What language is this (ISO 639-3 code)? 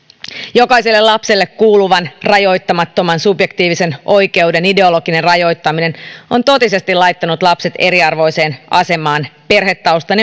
fin